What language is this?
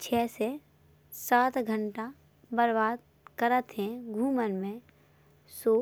Bundeli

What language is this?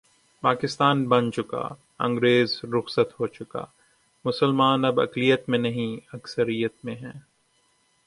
Urdu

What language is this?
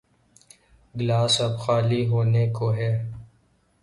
Urdu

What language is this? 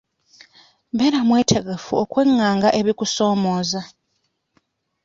Ganda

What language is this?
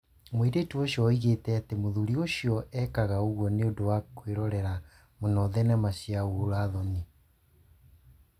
Kikuyu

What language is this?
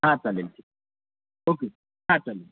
Marathi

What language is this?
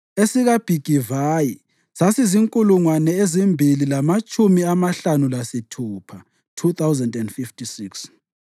North Ndebele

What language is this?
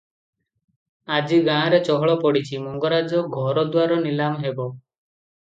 Odia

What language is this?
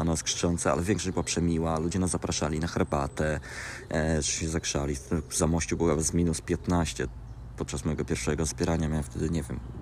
Polish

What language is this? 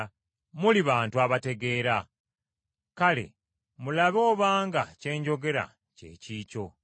Ganda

